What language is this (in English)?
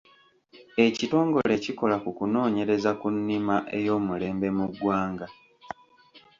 Ganda